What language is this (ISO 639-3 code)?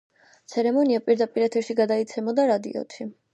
kat